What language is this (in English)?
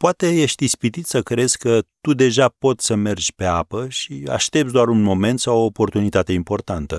Romanian